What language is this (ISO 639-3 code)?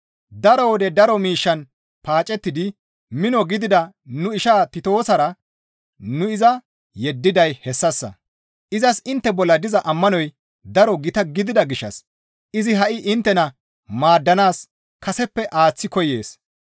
gmv